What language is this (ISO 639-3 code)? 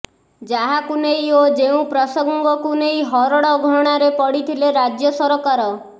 ori